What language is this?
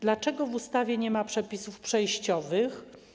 Polish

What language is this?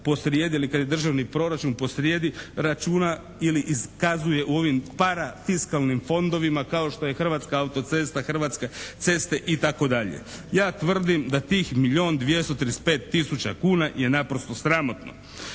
Croatian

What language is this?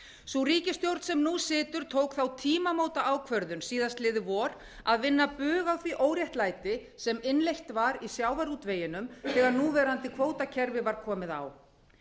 Icelandic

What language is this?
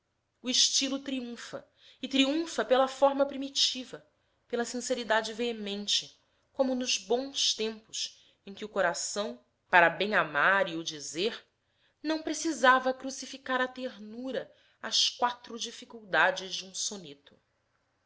Portuguese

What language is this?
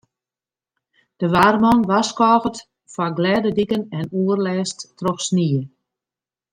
Western Frisian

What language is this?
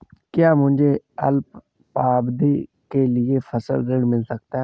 Hindi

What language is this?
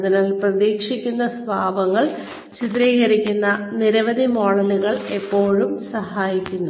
Malayalam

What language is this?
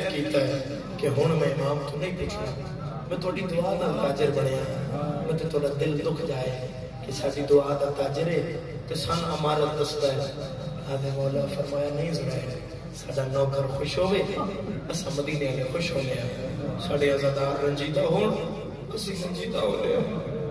Arabic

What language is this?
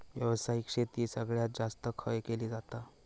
Marathi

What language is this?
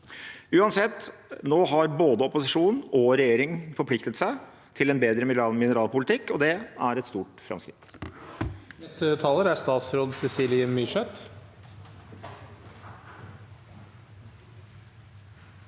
Norwegian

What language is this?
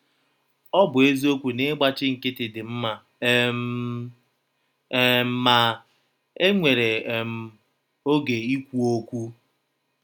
Igbo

